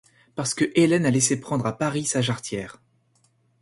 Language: French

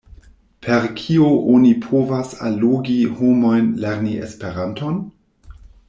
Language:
Esperanto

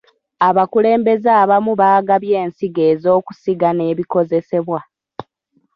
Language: Ganda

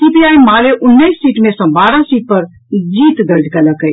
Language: Maithili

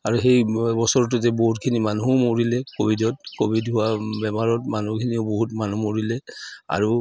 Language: Assamese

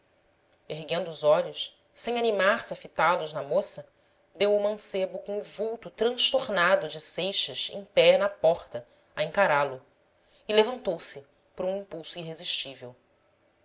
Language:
Portuguese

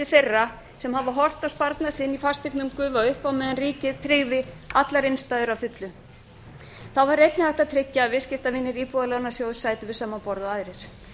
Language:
Icelandic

